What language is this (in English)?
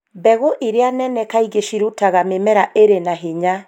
Kikuyu